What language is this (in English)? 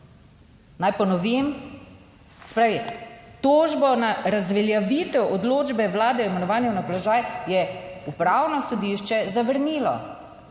Slovenian